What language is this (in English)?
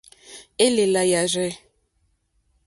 Mokpwe